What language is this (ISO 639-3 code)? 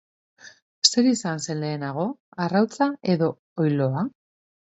eus